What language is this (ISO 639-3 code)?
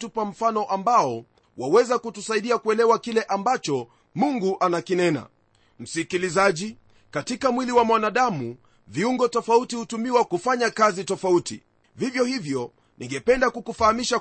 swa